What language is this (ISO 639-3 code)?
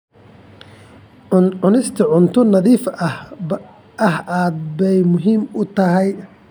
som